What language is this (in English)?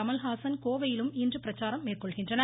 Tamil